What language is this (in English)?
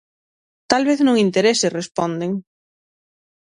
Galician